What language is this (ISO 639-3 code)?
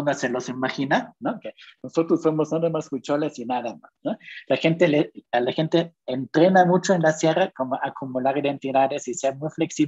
spa